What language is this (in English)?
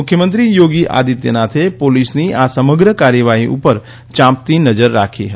Gujarati